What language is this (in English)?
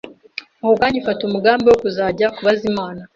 Kinyarwanda